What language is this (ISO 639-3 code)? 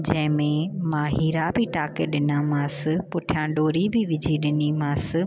snd